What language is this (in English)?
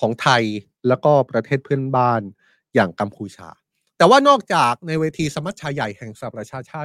Thai